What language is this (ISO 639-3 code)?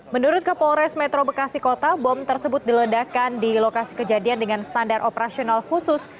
ind